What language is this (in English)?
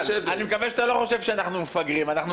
Hebrew